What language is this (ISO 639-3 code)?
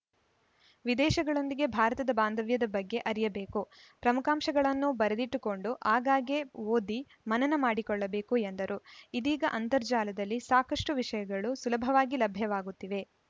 kan